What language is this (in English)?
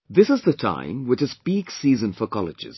English